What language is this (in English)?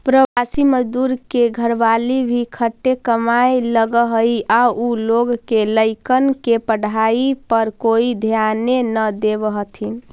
Magahi